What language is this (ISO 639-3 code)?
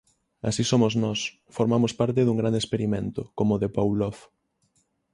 glg